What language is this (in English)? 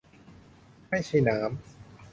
Thai